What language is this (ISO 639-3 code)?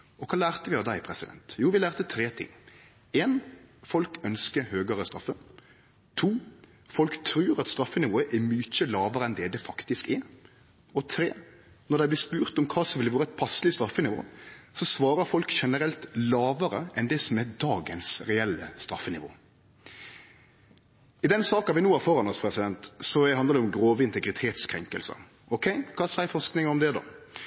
nno